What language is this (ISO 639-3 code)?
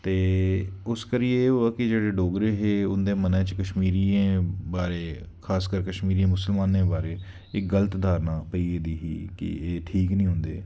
doi